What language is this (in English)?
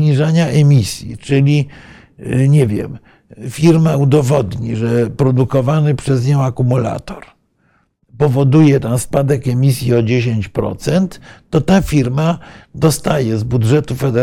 Polish